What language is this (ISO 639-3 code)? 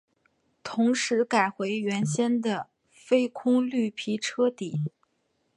zho